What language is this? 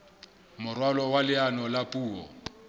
Southern Sotho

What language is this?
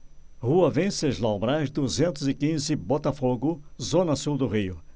Portuguese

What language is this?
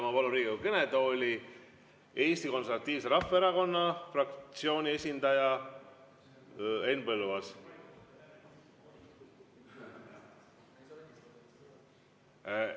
Estonian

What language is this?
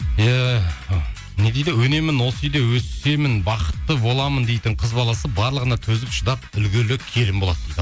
Kazakh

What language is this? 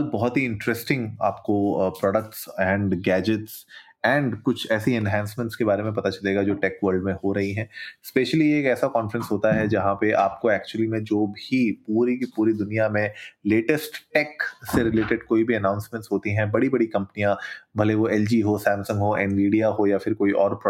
Hindi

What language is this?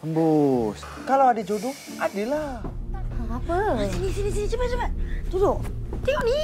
Malay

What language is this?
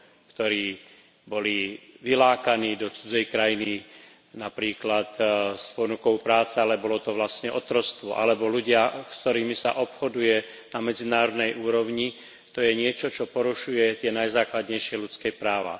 Slovak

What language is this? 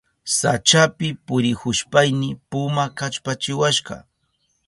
Southern Pastaza Quechua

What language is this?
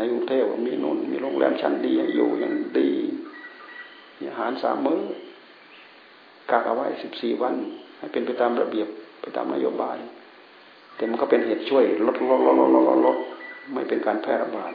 Thai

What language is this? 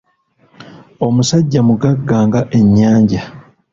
Ganda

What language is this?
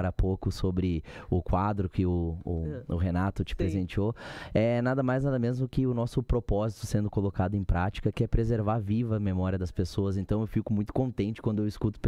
Portuguese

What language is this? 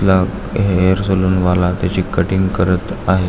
Marathi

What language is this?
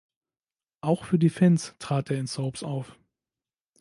German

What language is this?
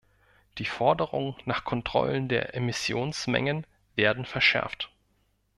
German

